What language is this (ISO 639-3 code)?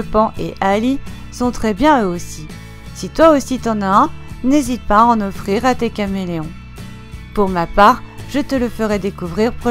fra